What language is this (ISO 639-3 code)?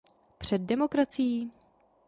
ces